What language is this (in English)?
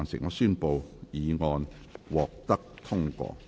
Cantonese